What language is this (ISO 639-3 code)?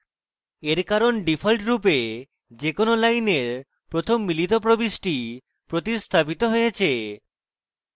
ben